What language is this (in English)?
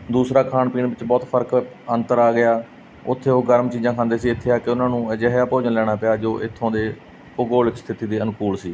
Punjabi